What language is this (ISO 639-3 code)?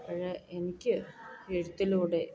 mal